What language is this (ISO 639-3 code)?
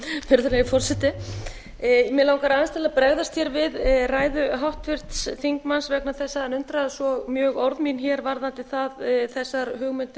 isl